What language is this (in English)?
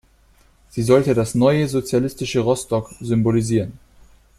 German